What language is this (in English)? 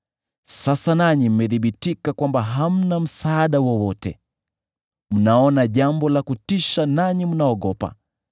Swahili